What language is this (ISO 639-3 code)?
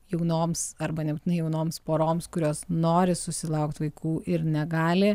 lit